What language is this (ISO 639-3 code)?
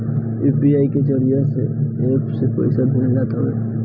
bho